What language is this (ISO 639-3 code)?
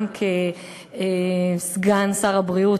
heb